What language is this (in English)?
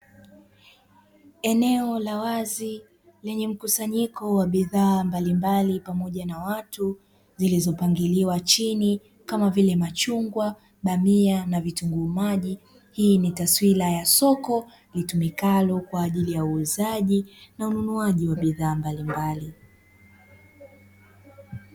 Swahili